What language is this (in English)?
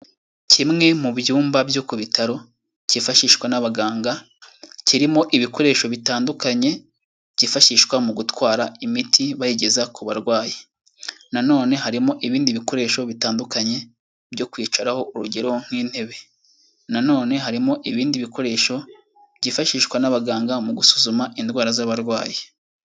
Kinyarwanda